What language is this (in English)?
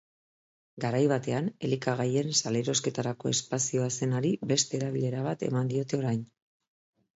Basque